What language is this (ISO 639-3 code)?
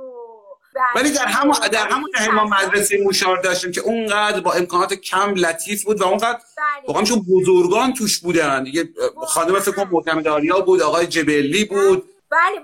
fas